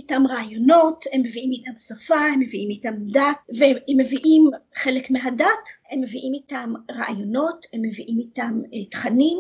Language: Hebrew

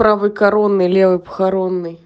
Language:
Russian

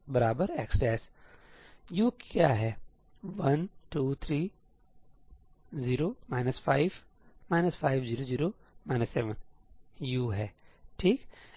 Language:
Hindi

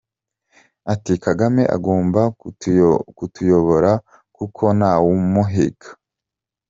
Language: Kinyarwanda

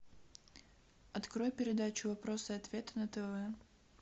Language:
Russian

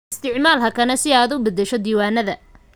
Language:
Somali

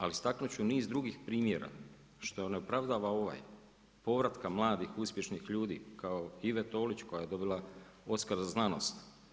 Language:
Croatian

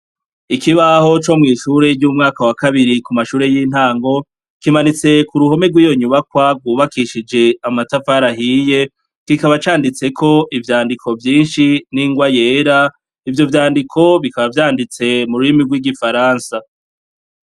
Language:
Rundi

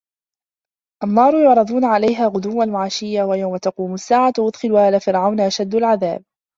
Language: Arabic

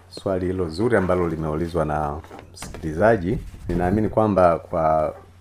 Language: Swahili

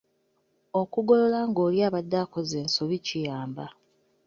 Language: Ganda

